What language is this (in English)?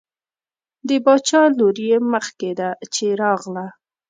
Pashto